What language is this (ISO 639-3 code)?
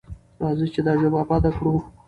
pus